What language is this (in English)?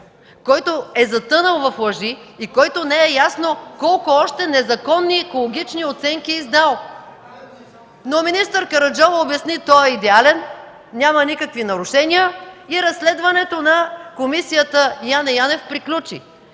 Bulgarian